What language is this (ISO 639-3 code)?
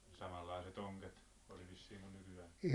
fin